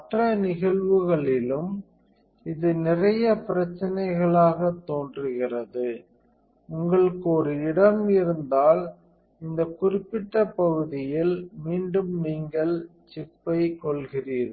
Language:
Tamil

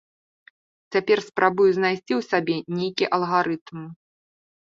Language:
Belarusian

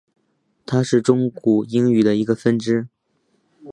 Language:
Chinese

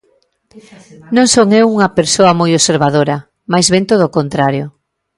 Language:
Galician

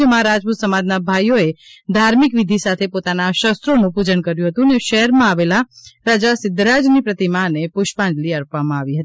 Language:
Gujarati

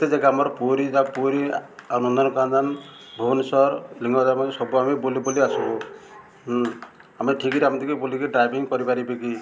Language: Odia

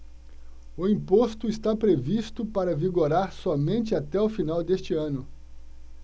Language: Portuguese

